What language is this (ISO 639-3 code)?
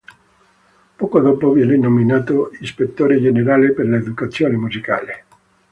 ita